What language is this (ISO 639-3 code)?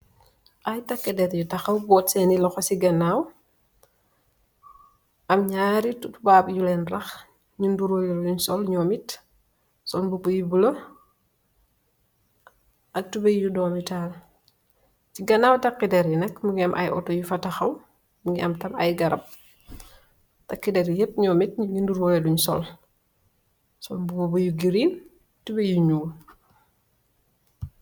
wol